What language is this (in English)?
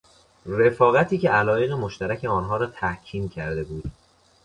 Persian